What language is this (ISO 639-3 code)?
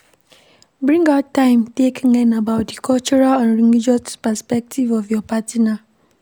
pcm